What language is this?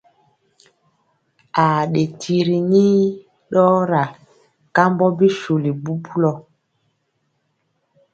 Mpiemo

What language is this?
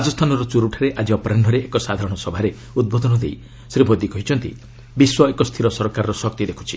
Odia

